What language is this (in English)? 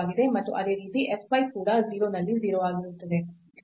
Kannada